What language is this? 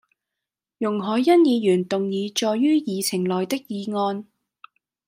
Cantonese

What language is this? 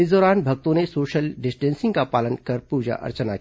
Hindi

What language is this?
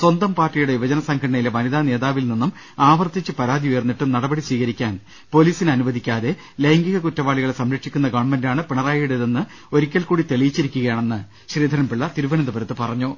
Malayalam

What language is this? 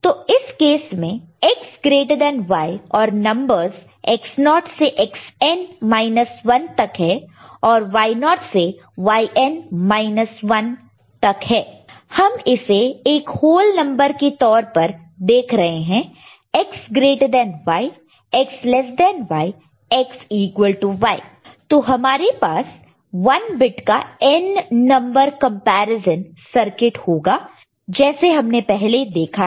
Hindi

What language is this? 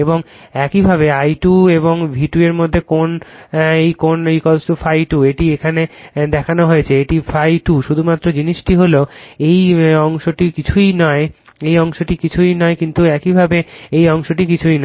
Bangla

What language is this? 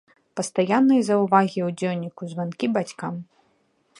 Belarusian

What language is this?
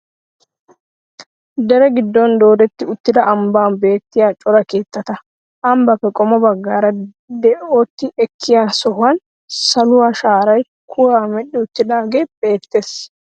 Wolaytta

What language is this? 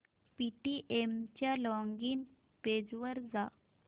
Marathi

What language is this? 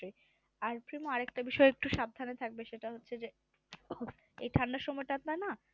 Bangla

